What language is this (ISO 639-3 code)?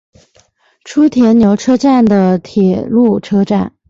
zho